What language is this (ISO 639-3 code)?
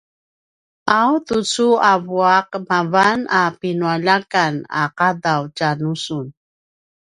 pwn